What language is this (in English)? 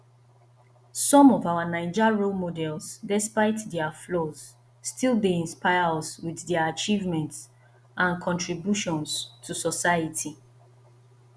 Nigerian Pidgin